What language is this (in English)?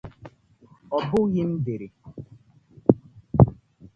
Igbo